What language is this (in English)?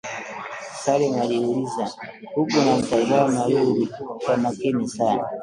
Swahili